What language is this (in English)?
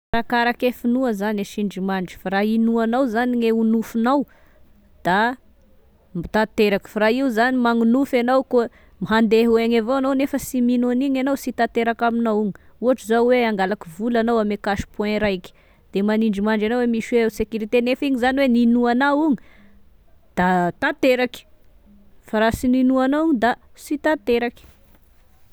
Tesaka Malagasy